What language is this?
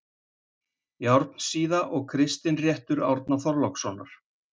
Icelandic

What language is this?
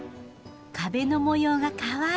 Japanese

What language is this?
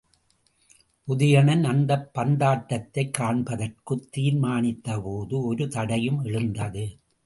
Tamil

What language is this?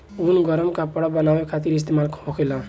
Bhojpuri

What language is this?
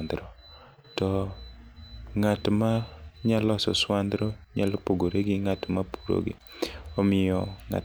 Luo (Kenya and Tanzania)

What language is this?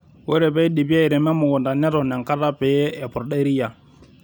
Masai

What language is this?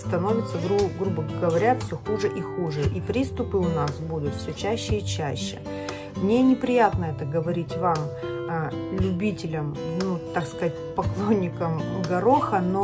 Russian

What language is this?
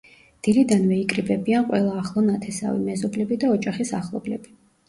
Georgian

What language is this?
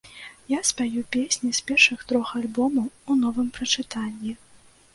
Belarusian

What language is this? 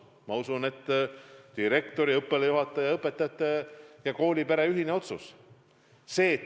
Estonian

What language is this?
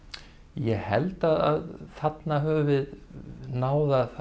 Icelandic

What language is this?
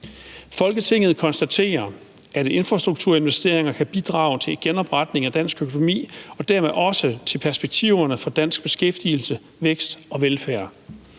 Danish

